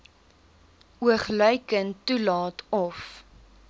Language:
Afrikaans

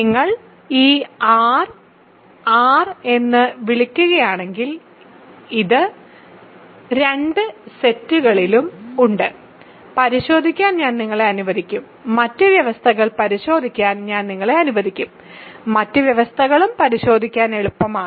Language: Malayalam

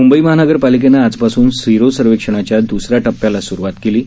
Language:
Marathi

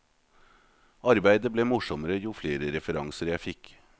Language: Norwegian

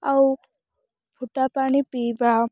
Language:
Odia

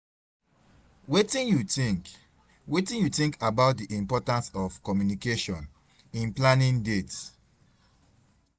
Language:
Nigerian Pidgin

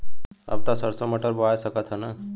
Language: Bhojpuri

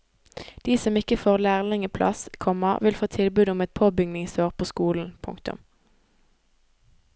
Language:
Norwegian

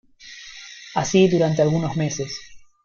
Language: Spanish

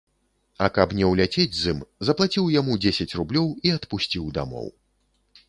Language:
Belarusian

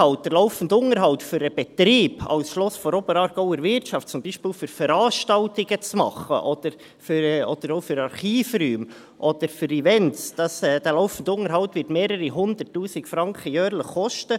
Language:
Swiss German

